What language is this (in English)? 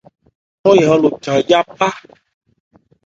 Ebrié